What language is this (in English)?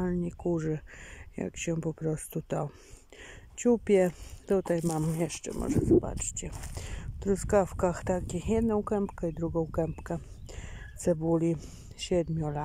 Polish